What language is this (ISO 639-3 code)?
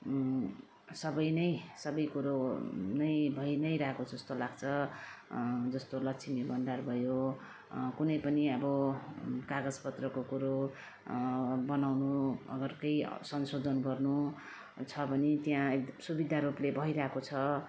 nep